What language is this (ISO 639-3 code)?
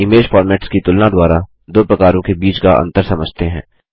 hin